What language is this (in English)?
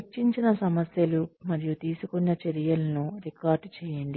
Telugu